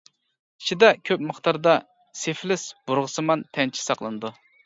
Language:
Uyghur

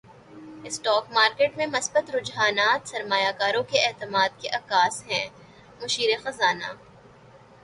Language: Urdu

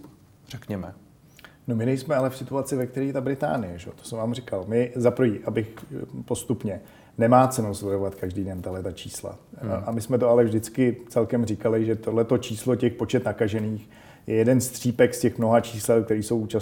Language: Czech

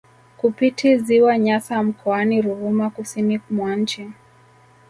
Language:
Swahili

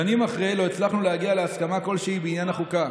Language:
Hebrew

